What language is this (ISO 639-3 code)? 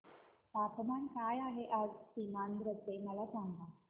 mar